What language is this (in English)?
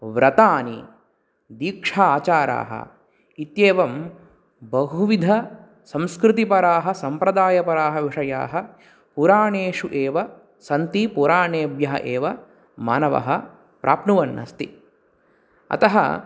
Sanskrit